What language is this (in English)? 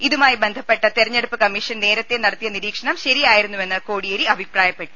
Malayalam